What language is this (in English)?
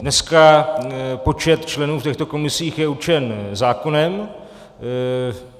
Czech